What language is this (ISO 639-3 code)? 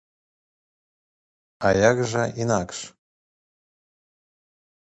bel